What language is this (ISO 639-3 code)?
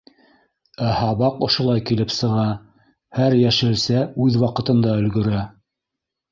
bak